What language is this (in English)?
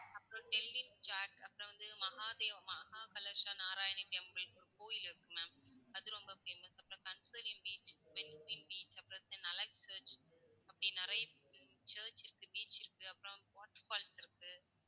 Tamil